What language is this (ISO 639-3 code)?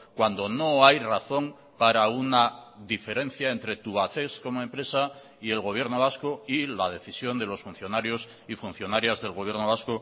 spa